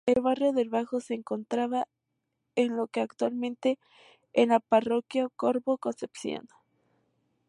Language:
Spanish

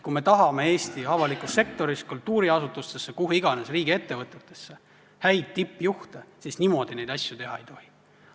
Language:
Estonian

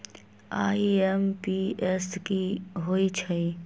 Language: Magahi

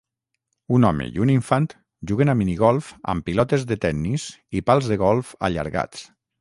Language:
Catalan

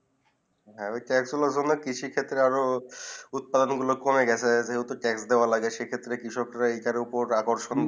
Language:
Bangla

